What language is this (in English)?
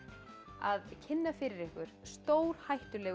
Icelandic